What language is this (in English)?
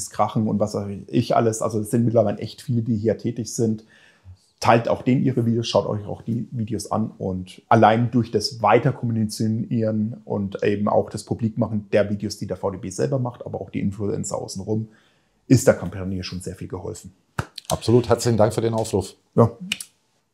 German